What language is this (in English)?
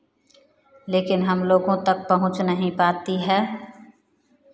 Hindi